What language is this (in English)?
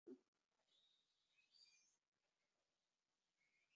Bangla